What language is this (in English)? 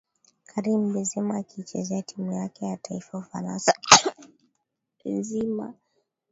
Swahili